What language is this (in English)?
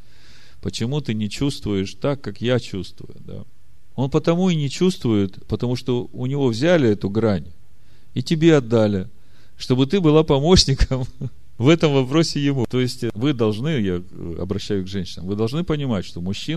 Russian